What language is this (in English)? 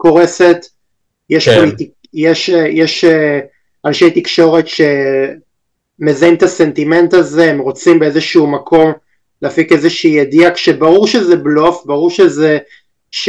Hebrew